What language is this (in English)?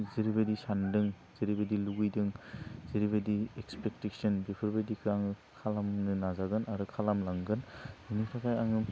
Bodo